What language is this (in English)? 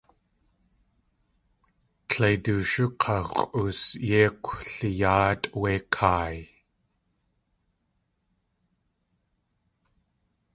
Tlingit